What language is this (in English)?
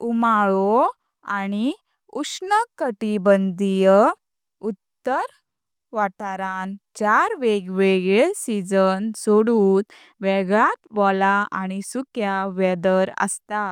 Konkani